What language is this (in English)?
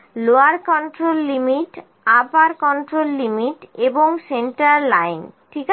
Bangla